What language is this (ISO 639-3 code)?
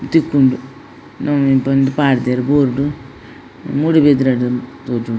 tcy